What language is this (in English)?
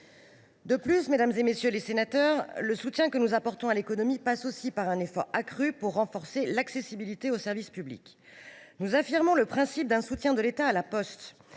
French